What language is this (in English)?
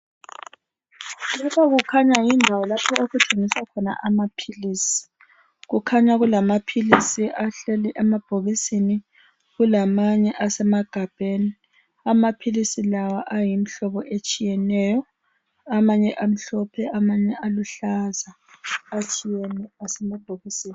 North Ndebele